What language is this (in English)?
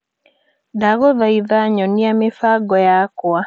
Kikuyu